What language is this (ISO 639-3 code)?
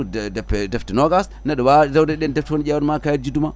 ful